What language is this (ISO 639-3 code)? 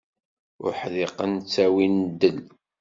kab